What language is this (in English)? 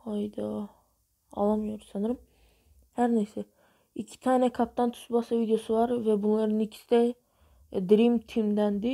Turkish